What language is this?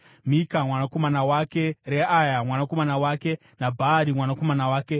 Shona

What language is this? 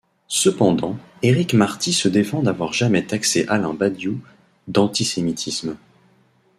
French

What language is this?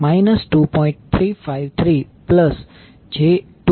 Gujarati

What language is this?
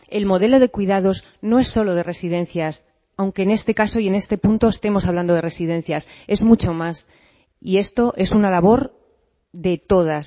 Spanish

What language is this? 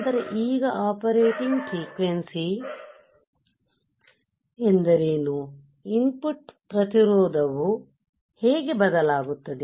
Kannada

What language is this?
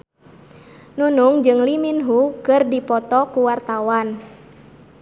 Sundanese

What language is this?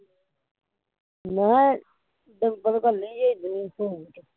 Punjabi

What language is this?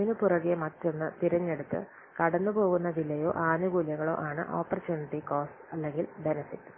Malayalam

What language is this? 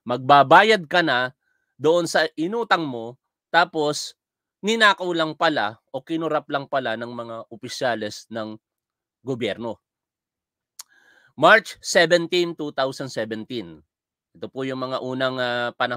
Filipino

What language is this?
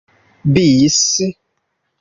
Esperanto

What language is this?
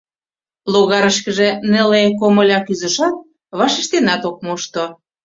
Mari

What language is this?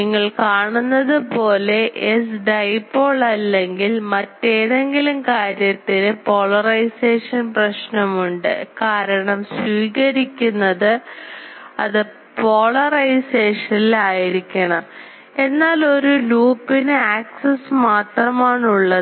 Malayalam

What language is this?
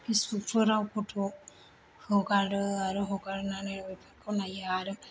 Bodo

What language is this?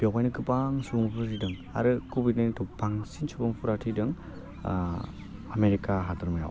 Bodo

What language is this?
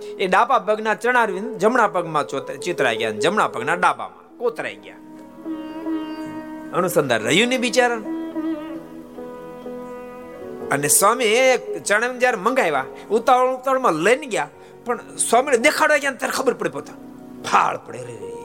Gujarati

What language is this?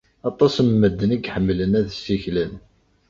Kabyle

